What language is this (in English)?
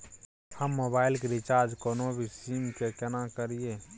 Maithili